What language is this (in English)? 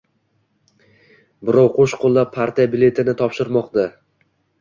Uzbek